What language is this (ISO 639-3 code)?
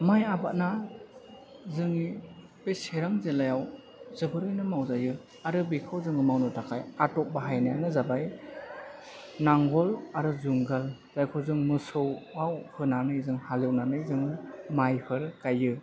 brx